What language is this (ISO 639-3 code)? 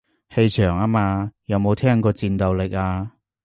yue